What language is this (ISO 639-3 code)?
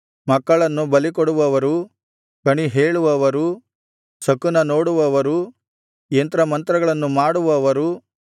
kan